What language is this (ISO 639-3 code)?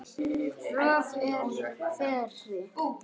isl